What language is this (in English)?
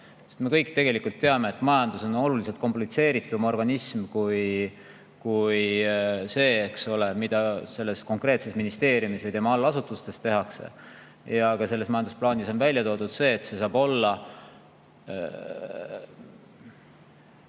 Estonian